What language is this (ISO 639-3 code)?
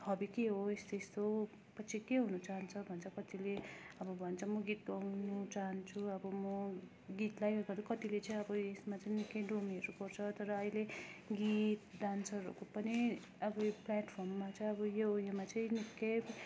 nep